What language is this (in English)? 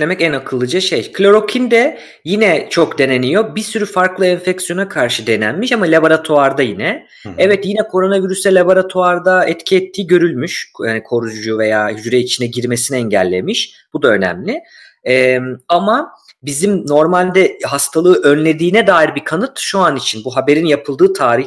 Turkish